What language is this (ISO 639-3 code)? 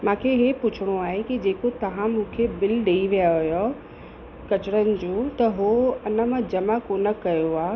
snd